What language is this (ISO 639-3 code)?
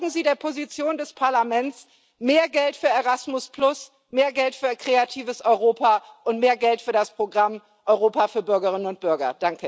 deu